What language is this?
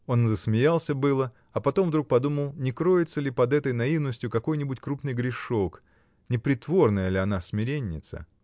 Russian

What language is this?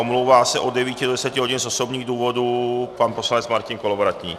Czech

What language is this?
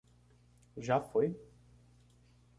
Portuguese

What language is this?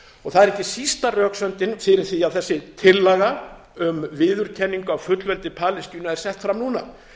Icelandic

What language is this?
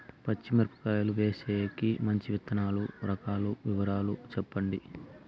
Telugu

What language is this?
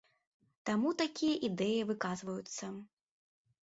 Belarusian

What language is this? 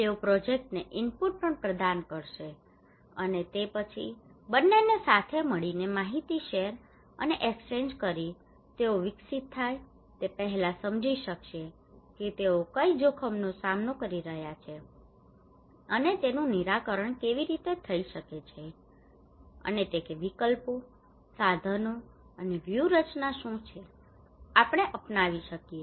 Gujarati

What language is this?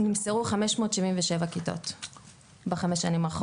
Hebrew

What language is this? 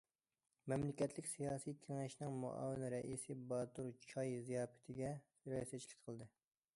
Uyghur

